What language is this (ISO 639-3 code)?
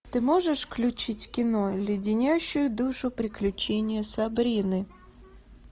rus